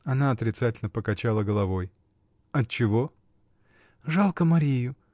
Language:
Russian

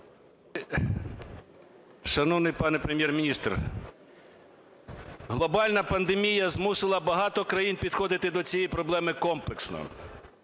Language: Ukrainian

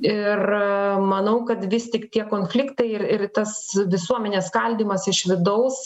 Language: Lithuanian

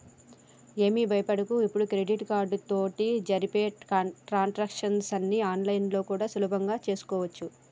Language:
Telugu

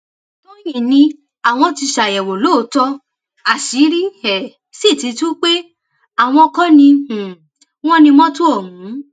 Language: Yoruba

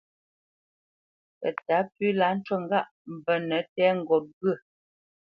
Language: Bamenyam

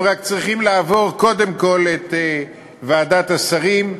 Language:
Hebrew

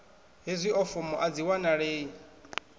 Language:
Venda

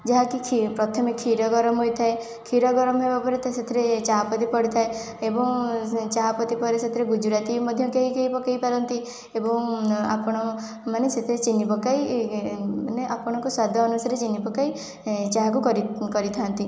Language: Odia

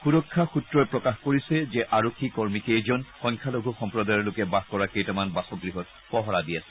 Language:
Assamese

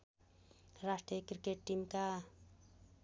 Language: Nepali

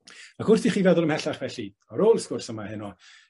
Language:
Welsh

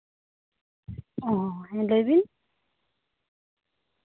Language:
Santali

